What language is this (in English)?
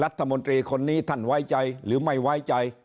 Thai